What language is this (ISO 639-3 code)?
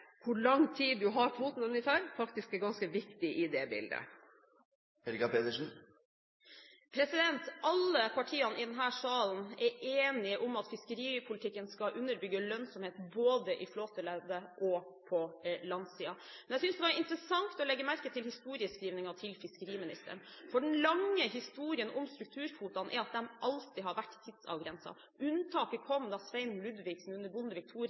nob